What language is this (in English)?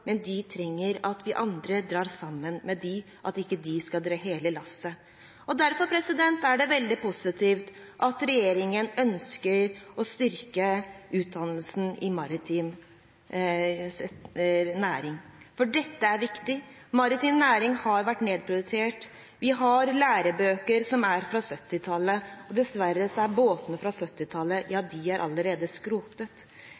Norwegian Bokmål